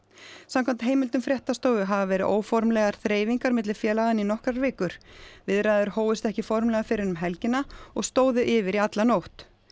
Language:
Icelandic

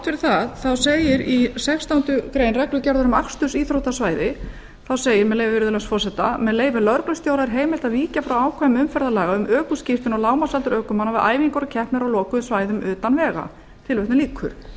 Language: Icelandic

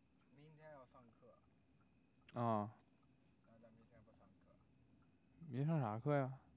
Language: Chinese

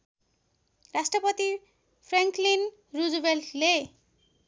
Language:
Nepali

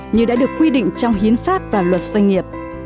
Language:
Vietnamese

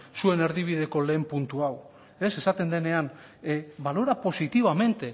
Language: Basque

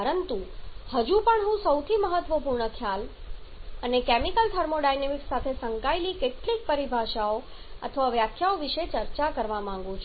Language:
Gujarati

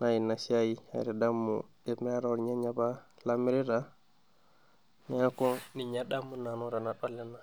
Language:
Masai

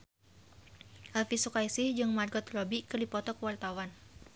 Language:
Sundanese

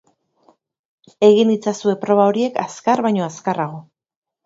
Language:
Basque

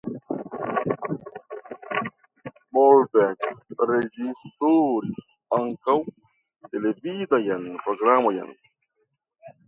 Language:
Esperanto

